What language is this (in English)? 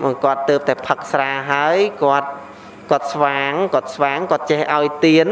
Vietnamese